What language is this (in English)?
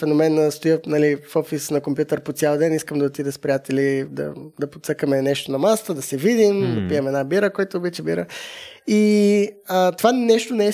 Bulgarian